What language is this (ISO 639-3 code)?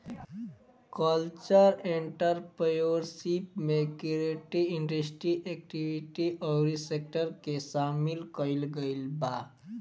bho